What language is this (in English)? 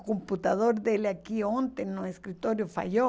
Portuguese